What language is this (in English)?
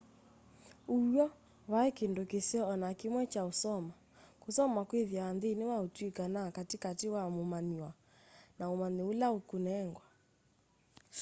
Kamba